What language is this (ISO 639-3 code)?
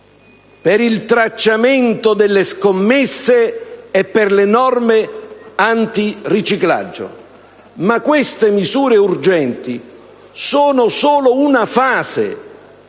ita